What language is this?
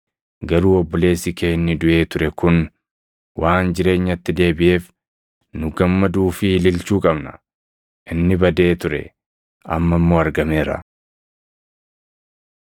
Oromo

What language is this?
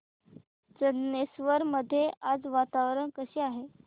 Marathi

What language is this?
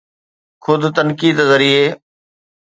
Sindhi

